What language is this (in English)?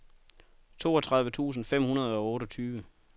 Danish